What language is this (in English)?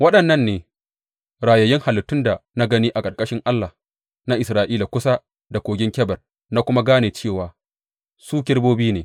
Hausa